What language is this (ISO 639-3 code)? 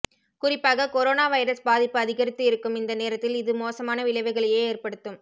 tam